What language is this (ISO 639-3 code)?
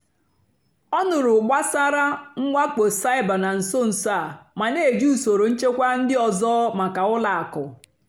ibo